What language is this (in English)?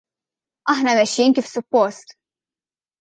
Maltese